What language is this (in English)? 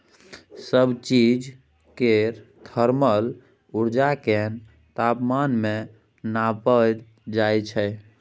Maithili